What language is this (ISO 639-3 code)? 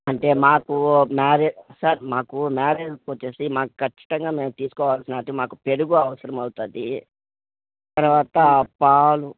tel